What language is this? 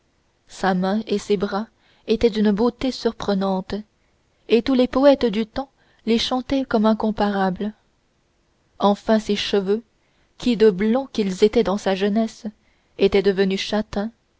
French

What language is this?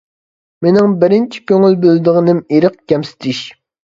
Uyghur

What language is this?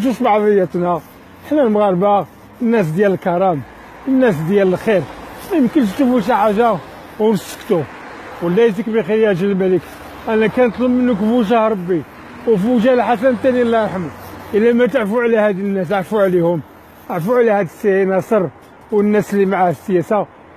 Arabic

